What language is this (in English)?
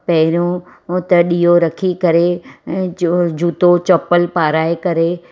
Sindhi